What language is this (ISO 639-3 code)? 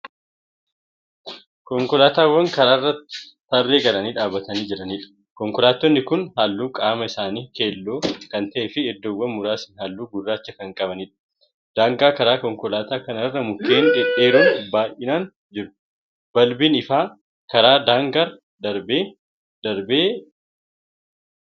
orm